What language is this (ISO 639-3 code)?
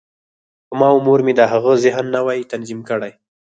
pus